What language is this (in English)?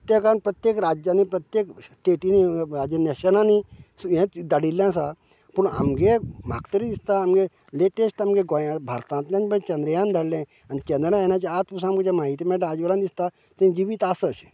Konkani